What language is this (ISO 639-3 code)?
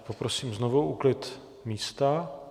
ces